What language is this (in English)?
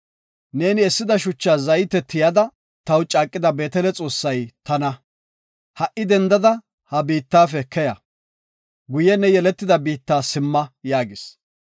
Gofa